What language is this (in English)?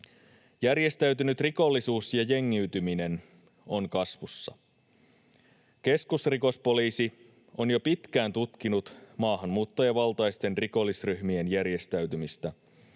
Finnish